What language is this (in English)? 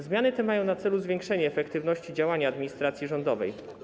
Polish